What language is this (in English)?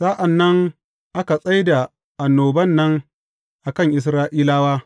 Hausa